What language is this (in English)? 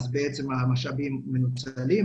Hebrew